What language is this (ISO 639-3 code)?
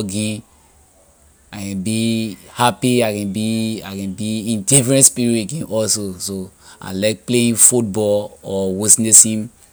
lir